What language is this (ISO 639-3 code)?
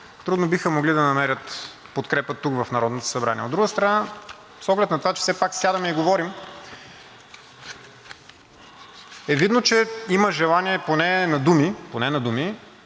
bul